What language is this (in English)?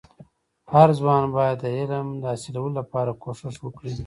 Pashto